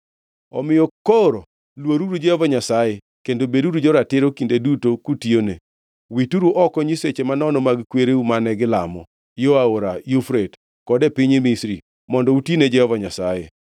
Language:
Luo (Kenya and Tanzania)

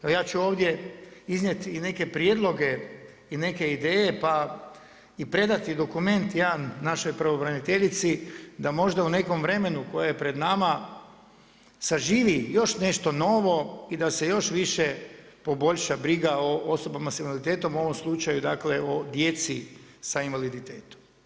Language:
Croatian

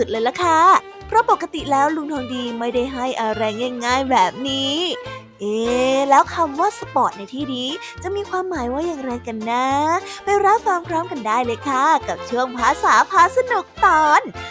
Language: Thai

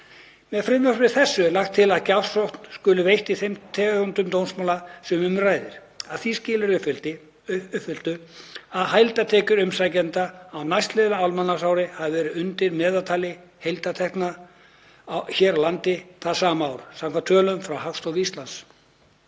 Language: Icelandic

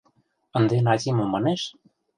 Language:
Mari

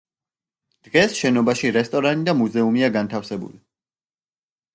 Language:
Georgian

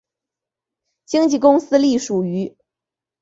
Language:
Chinese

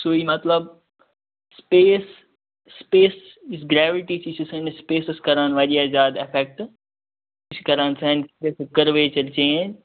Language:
Kashmiri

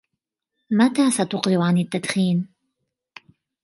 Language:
Arabic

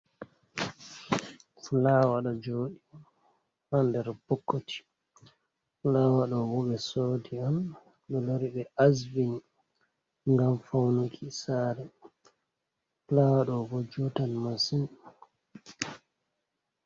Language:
Fula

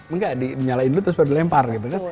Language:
Indonesian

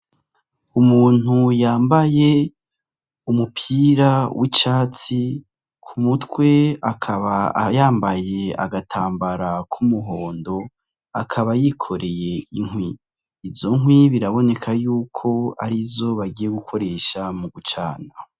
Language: Rundi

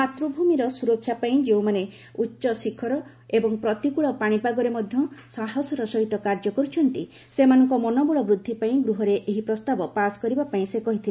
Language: Odia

